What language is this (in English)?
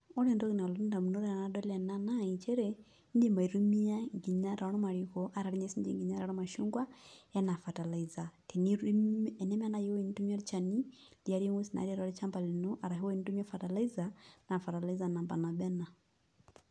Masai